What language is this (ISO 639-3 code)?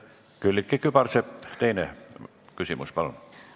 est